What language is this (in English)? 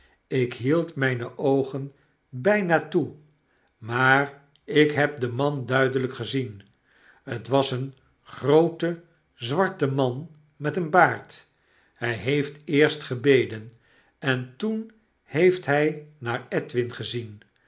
Dutch